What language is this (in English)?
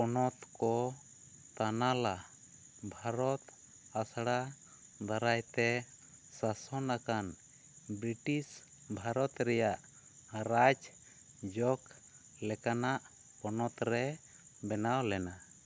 Santali